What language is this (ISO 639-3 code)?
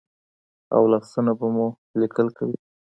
pus